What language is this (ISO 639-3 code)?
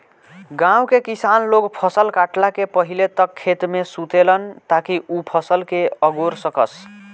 bho